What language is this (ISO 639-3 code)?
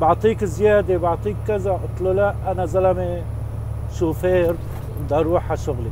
ara